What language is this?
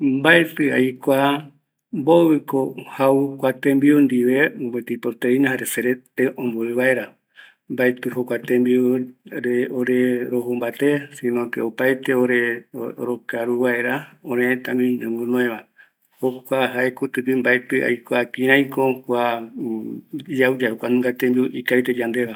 Eastern Bolivian Guaraní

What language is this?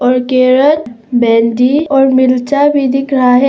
Hindi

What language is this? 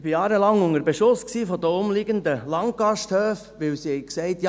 Swiss German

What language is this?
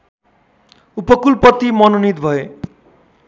Nepali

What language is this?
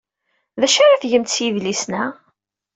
Kabyle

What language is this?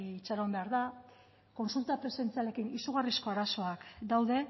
Basque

